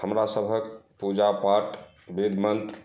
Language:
Maithili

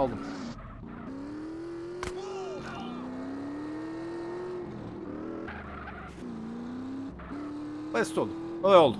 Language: Turkish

